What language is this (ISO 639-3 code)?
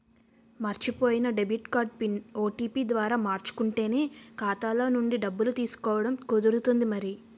tel